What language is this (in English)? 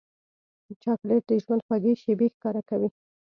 Pashto